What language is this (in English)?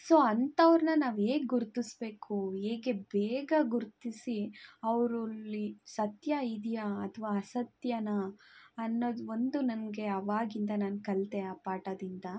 Kannada